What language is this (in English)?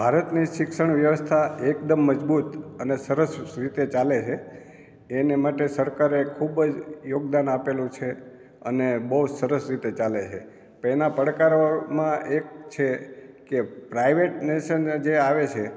Gujarati